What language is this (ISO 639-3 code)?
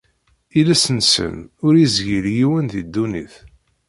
kab